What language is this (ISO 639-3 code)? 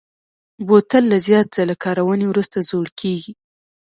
pus